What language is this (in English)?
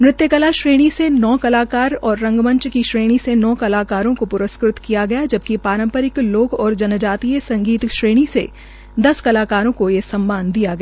Hindi